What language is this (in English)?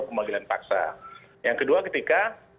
Indonesian